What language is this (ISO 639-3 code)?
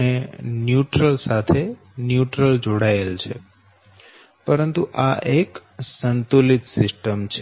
guj